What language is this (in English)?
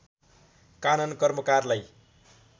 Nepali